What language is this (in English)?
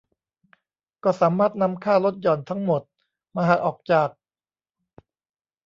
Thai